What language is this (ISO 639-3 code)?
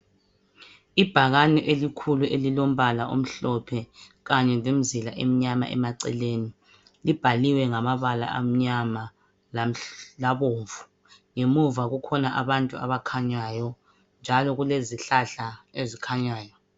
nde